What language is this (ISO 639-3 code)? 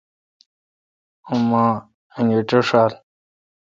xka